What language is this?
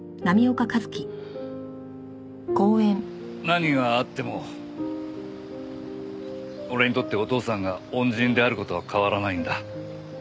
Japanese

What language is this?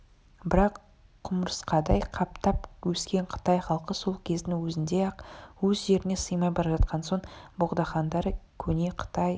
Kazakh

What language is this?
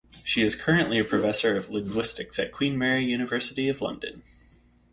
English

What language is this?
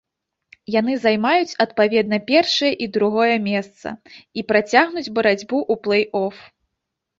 Belarusian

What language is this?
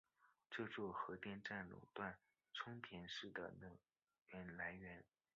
Chinese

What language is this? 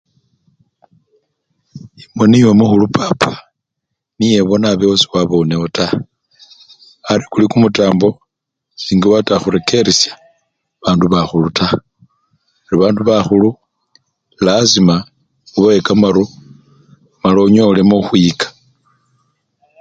Luyia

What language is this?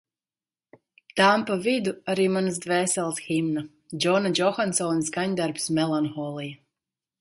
Latvian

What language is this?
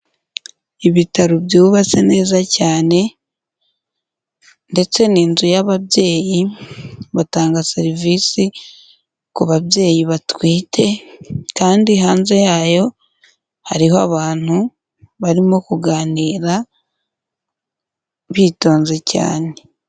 Kinyarwanda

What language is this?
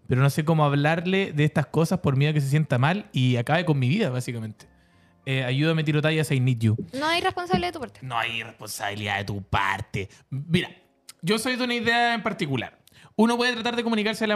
Spanish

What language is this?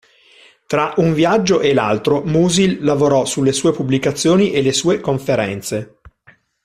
Italian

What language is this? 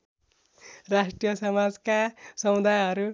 Nepali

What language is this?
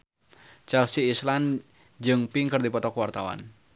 Sundanese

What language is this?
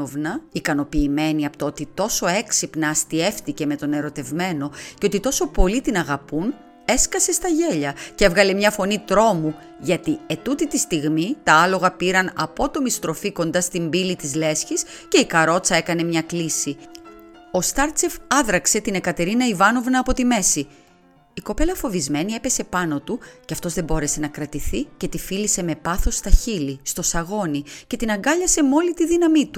Greek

